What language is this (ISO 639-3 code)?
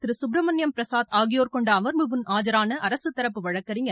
tam